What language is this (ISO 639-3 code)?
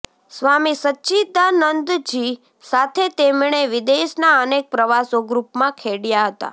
guj